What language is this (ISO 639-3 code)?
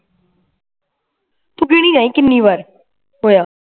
pan